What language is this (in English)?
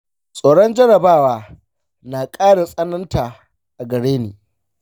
Hausa